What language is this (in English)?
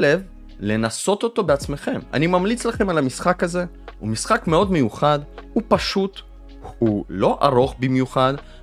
Hebrew